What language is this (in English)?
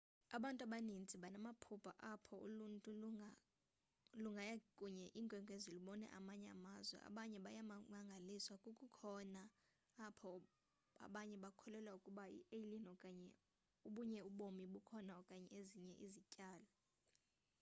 Xhosa